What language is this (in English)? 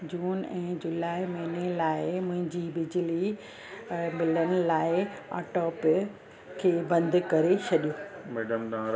Sindhi